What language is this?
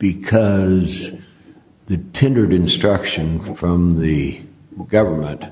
English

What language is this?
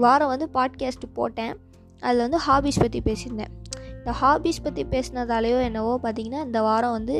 Tamil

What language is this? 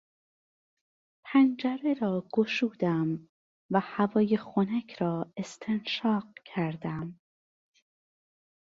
Persian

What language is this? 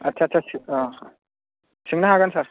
Bodo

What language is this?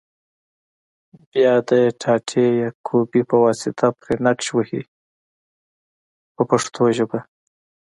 Pashto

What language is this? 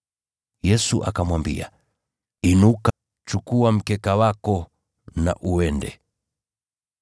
Swahili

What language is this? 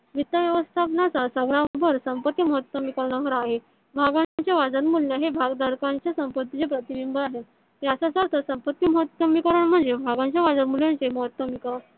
Marathi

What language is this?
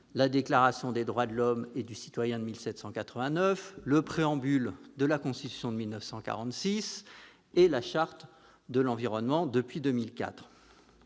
French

